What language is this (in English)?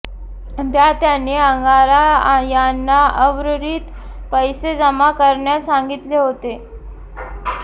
Marathi